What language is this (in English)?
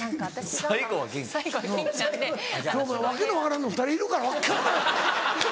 Japanese